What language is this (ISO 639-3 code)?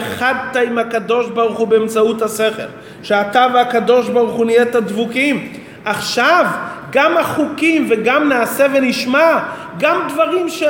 heb